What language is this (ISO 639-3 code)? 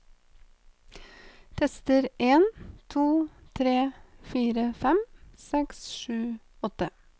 nor